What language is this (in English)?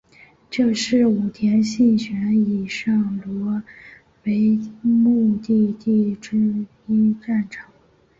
Chinese